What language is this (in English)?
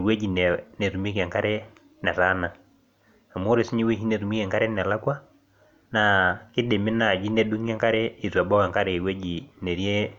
Masai